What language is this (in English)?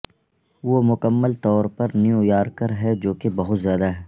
Urdu